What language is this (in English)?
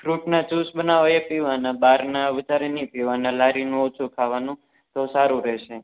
Gujarati